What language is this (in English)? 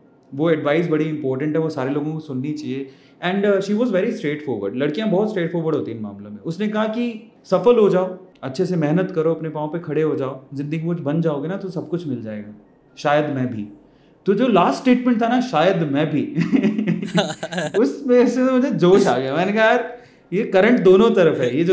Hindi